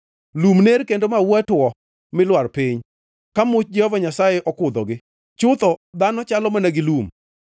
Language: Luo (Kenya and Tanzania)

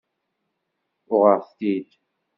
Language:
Kabyle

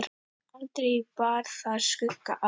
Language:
Icelandic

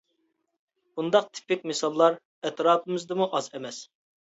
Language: Uyghur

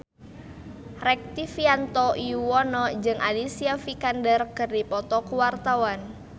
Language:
Sundanese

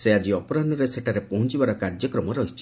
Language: Odia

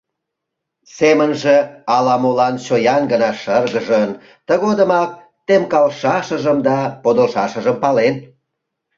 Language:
Mari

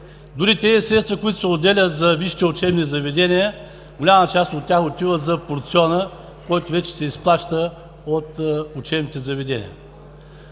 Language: Bulgarian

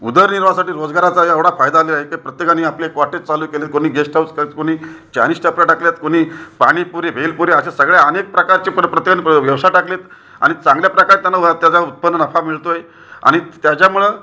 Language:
Marathi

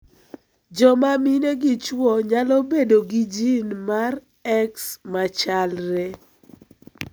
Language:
Luo (Kenya and Tanzania)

